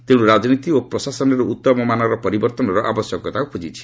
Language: Odia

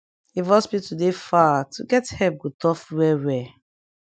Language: Nigerian Pidgin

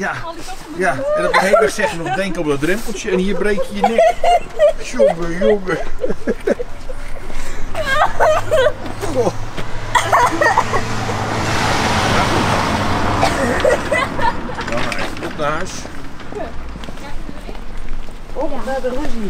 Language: Dutch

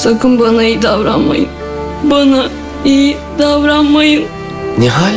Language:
Turkish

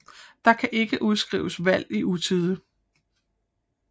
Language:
Danish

